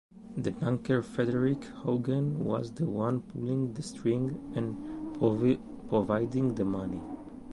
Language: English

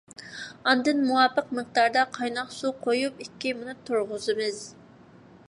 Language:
Uyghur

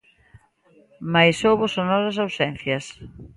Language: Galician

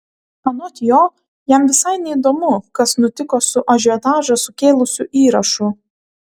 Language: Lithuanian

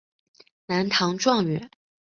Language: Chinese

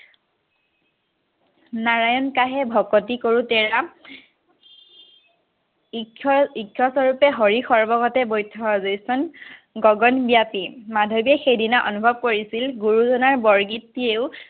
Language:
Assamese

